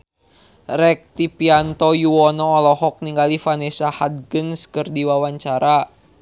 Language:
Sundanese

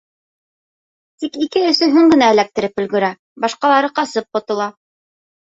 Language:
Bashkir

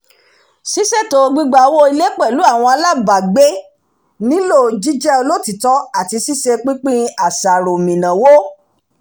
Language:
Yoruba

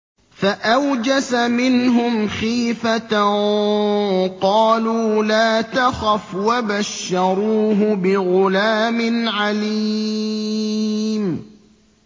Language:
Arabic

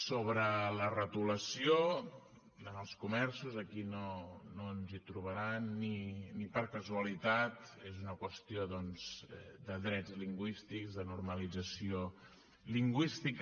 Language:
Catalan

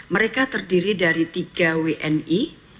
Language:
Indonesian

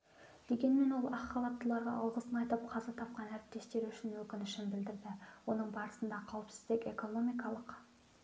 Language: Kazakh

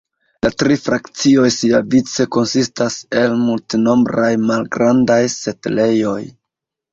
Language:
Esperanto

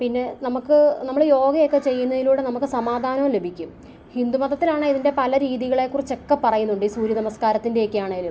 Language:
Malayalam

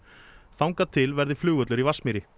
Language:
Icelandic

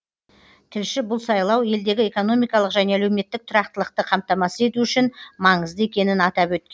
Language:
Kazakh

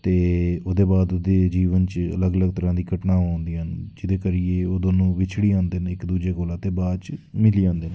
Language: Dogri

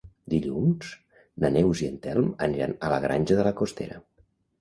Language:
Catalan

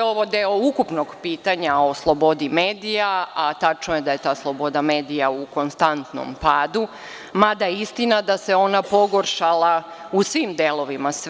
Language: Serbian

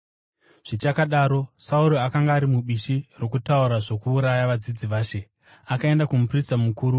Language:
Shona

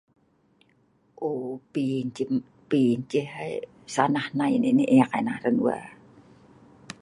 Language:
Sa'ban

